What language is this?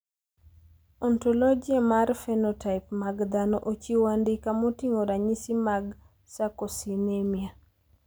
Luo (Kenya and Tanzania)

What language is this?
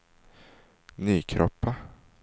Swedish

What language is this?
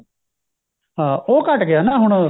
Punjabi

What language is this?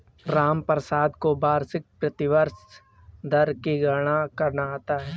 Hindi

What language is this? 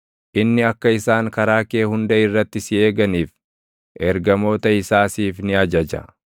Oromo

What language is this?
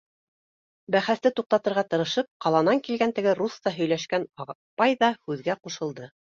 Bashkir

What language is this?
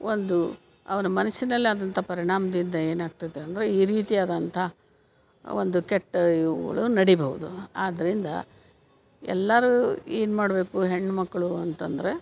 Kannada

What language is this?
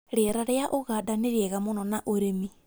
Kikuyu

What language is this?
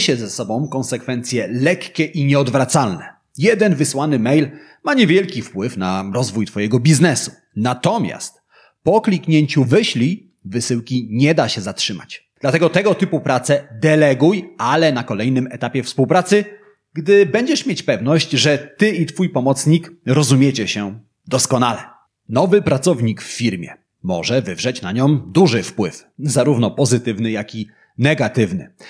Polish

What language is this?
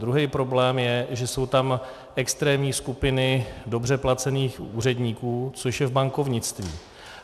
Czech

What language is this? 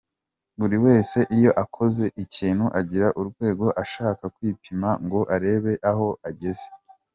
Kinyarwanda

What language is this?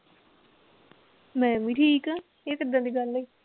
Punjabi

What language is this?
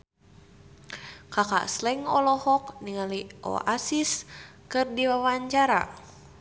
Sundanese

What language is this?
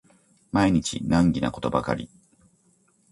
Japanese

